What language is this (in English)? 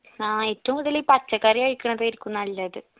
Malayalam